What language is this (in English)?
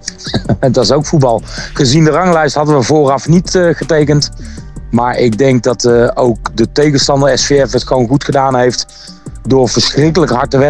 Dutch